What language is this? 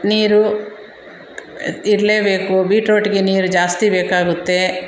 Kannada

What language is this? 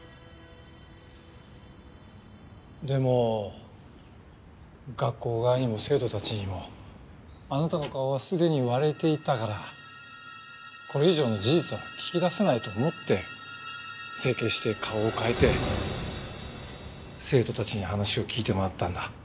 Japanese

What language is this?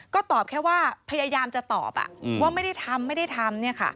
Thai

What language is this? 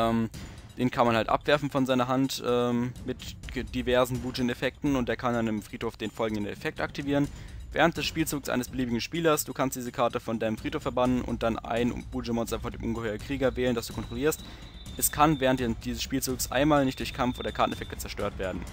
German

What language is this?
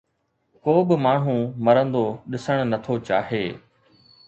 Sindhi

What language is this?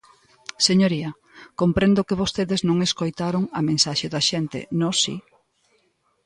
Galician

